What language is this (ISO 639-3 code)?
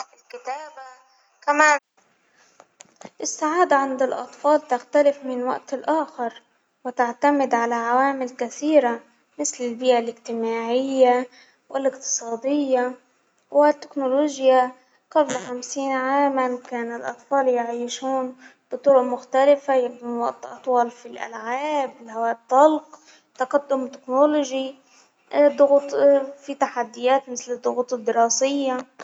acw